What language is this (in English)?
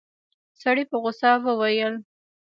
Pashto